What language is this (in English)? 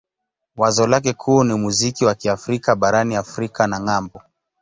Swahili